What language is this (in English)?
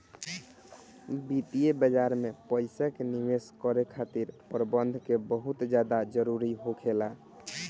Bhojpuri